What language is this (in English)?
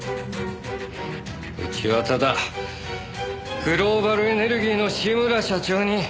Japanese